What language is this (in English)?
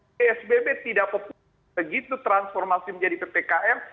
Indonesian